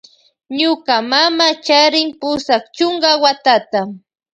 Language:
Loja Highland Quichua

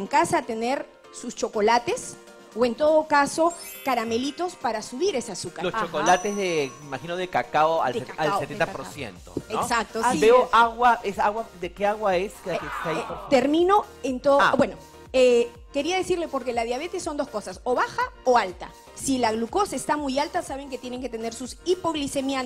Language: Spanish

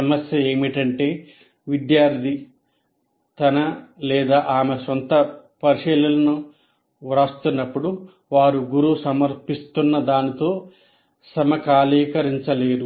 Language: Telugu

